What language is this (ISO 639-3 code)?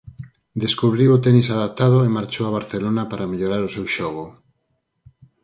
glg